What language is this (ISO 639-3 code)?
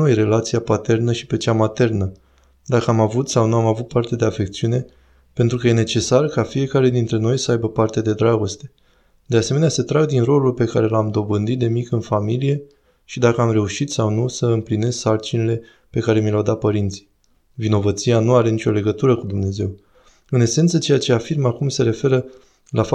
ron